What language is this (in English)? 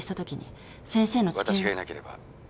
Japanese